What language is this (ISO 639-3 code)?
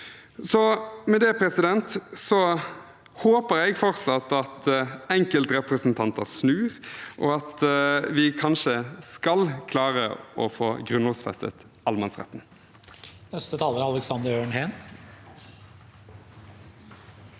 nor